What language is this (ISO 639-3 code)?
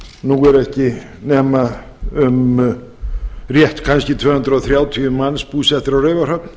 isl